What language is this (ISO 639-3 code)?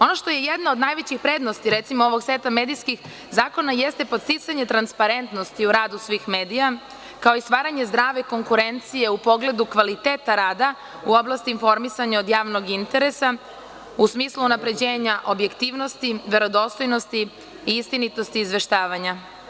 srp